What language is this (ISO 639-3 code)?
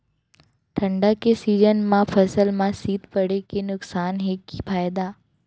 hne